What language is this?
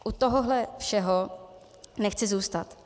Czech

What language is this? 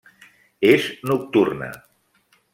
Catalan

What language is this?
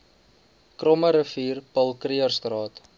Afrikaans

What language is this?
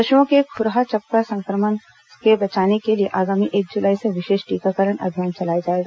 Hindi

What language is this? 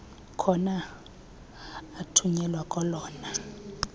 Xhosa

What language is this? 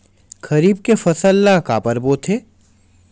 Chhattisgarhi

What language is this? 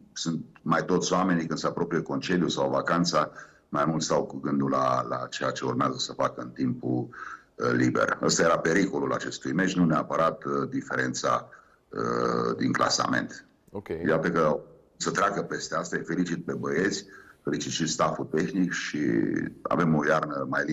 Romanian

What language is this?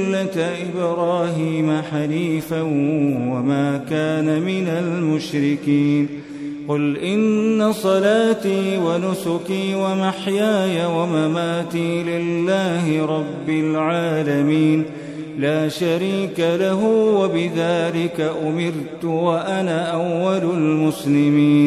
Arabic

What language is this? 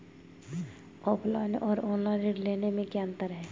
Hindi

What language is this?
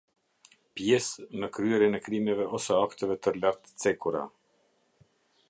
Albanian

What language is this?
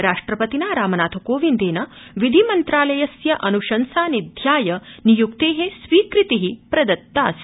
Sanskrit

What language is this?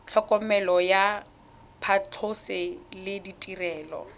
Tswana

